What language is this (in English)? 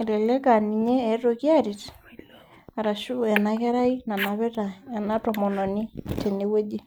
Masai